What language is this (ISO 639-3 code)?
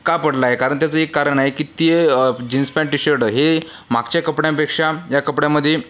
mar